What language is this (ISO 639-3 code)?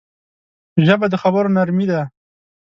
pus